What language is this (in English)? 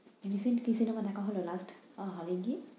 Bangla